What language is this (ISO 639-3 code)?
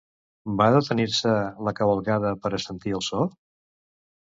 cat